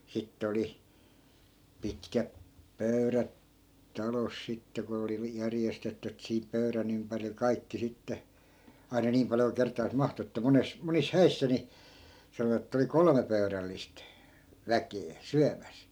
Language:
Finnish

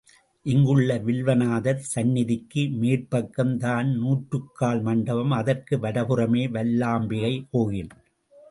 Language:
Tamil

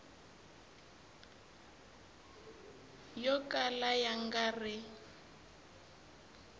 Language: Tsonga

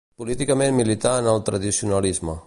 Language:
Catalan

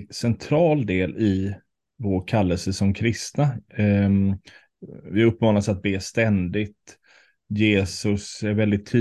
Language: Swedish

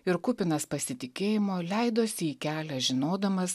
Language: Lithuanian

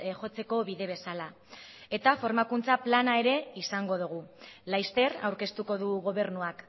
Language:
Basque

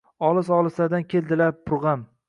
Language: Uzbek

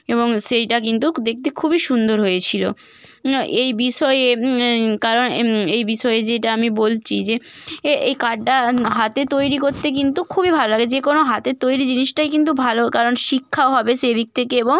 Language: Bangla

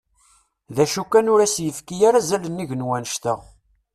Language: Kabyle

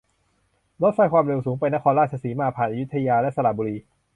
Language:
Thai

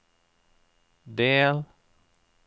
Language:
Norwegian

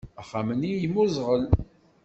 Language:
Kabyle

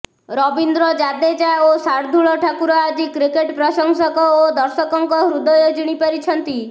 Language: Odia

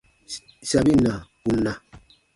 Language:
Baatonum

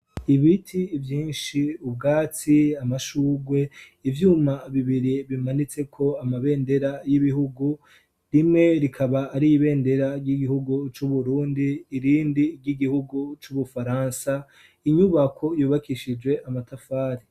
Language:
Rundi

